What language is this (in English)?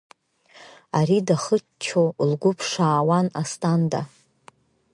Abkhazian